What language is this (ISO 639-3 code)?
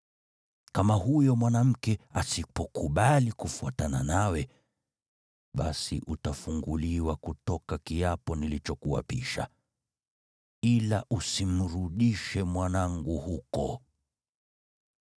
swa